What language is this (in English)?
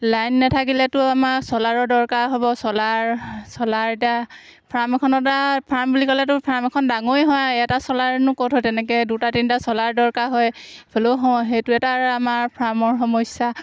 Assamese